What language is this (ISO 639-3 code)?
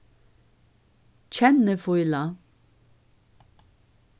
fao